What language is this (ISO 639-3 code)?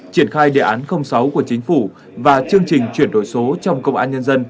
vie